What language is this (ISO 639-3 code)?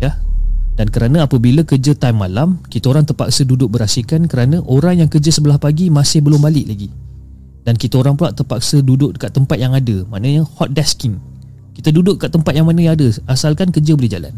msa